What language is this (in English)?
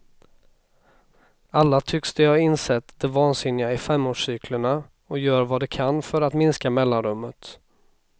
Swedish